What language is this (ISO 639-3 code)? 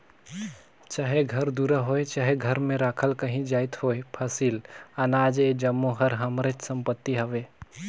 hne